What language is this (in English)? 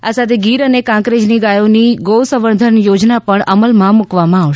Gujarati